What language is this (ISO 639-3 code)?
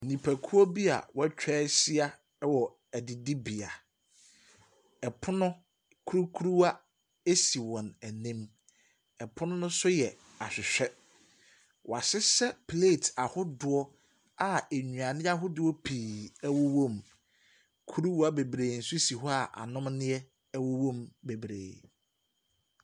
aka